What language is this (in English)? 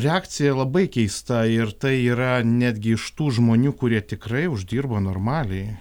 Lithuanian